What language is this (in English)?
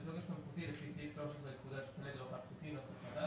Hebrew